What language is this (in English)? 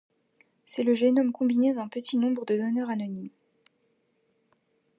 French